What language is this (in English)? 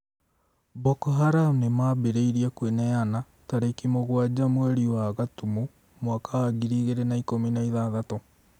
Kikuyu